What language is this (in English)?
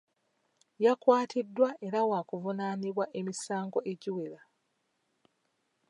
Ganda